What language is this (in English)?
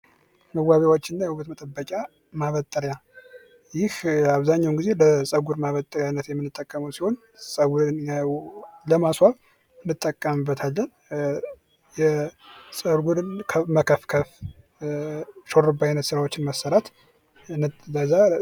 Amharic